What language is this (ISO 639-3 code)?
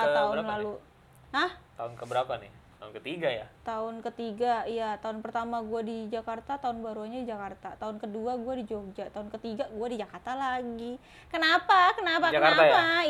ind